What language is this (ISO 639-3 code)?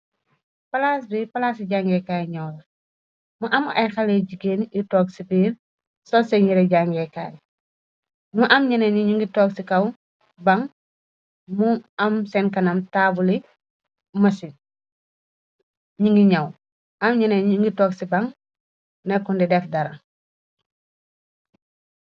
wol